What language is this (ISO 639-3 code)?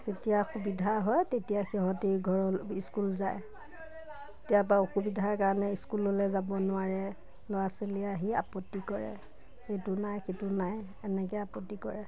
asm